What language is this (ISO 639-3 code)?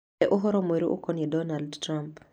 kik